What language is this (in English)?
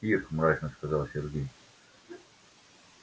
Russian